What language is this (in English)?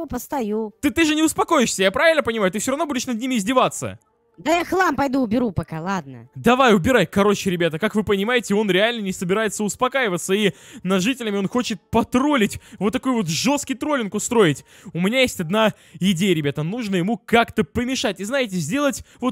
Russian